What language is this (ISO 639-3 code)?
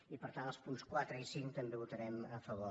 cat